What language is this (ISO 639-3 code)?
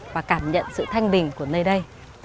vie